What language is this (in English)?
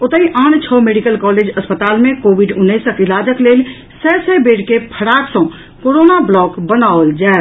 Maithili